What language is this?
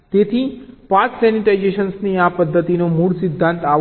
Gujarati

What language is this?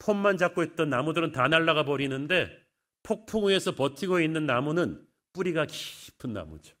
Korean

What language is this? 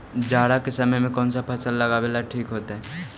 Magahi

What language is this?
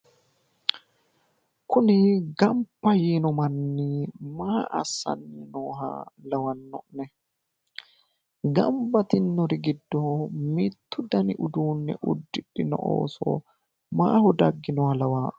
Sidamo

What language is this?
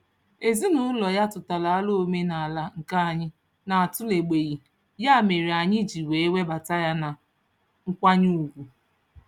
Igbo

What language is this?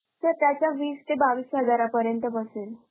Marathi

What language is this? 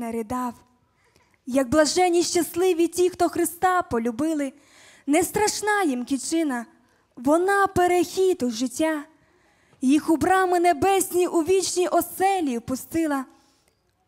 Ukrainian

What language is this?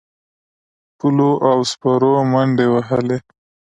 Pashto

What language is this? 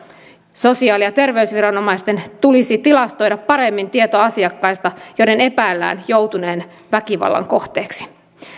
Finnish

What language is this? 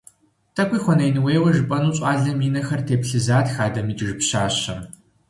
Kabardian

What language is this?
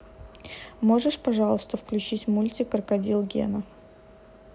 Russian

